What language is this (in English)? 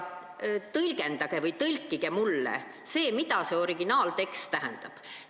Estonian